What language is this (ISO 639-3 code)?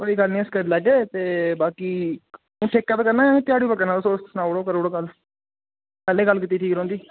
doi